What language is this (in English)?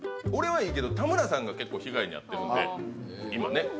Japanese